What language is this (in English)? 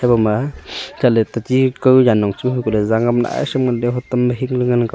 Wancho Naga